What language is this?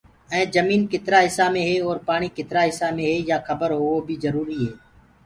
Gurgula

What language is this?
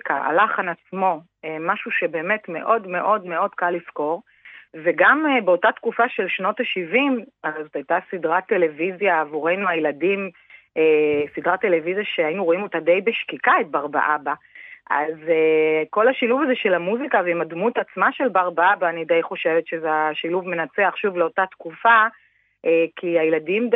Hebrew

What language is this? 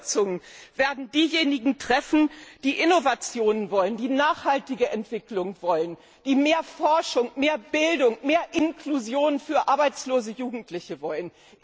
German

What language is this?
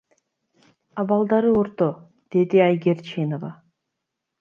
Kyrgyz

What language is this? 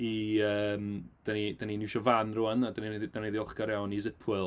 Welsh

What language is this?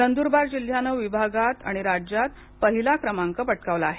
Marathi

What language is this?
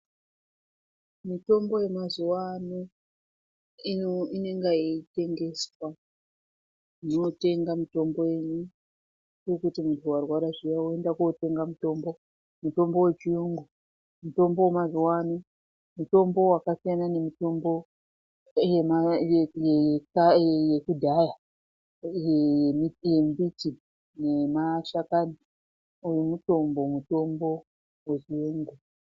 Ndau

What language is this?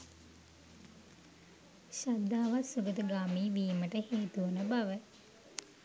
Sinhala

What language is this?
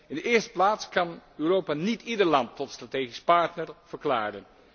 Dutch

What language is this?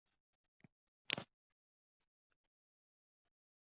Uzbek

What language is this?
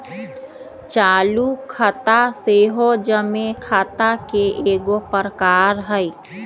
Magahi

